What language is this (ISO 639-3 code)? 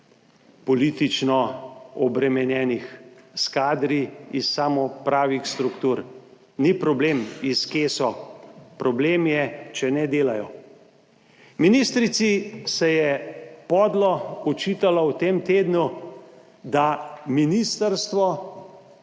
slv